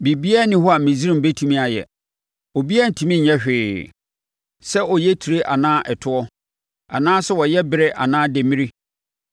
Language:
Akan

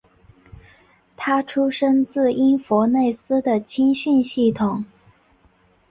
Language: Chinese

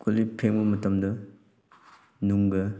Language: Manipuri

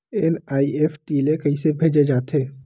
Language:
Chhattisgarhi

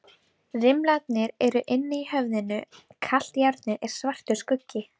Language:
Icelandic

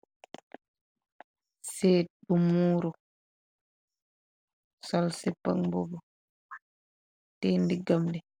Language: Wolof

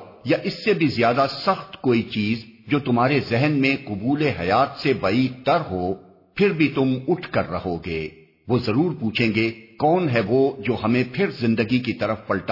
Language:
Urdu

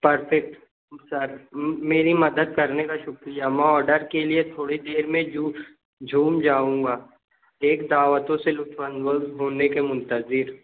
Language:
Urdu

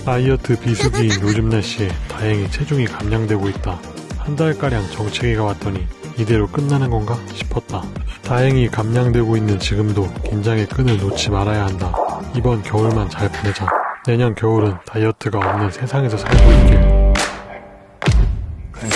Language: Korean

